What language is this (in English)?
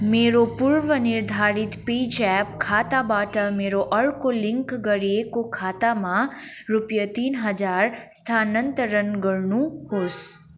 Nepali